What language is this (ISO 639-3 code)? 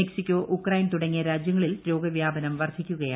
mal